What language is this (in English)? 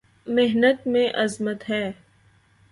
Urdu